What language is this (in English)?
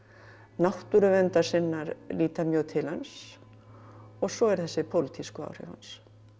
Icelandic